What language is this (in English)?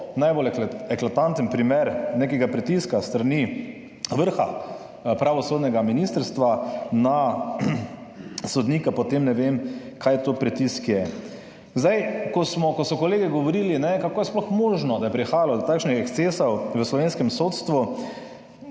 Slovenian